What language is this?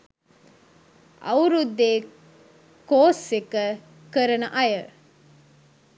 Sinhala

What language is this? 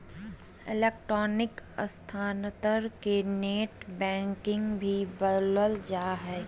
Magahi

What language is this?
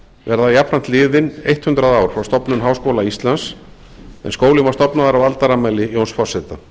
Icelandic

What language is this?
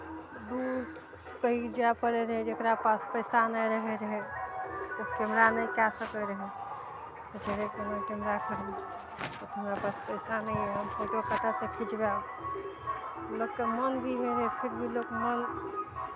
Maithili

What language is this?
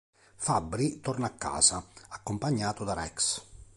Italian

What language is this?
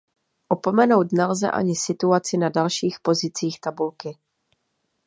Czech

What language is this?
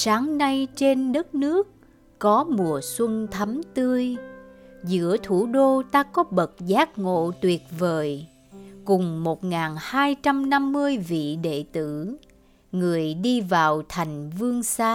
Vietnamese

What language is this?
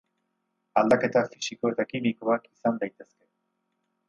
Basque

